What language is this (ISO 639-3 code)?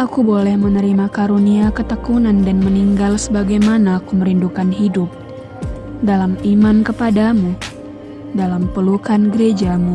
ind